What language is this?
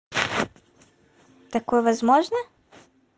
Russian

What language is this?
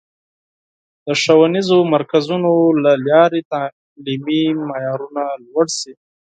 Pashto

